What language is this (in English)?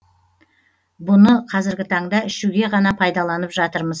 Kazakh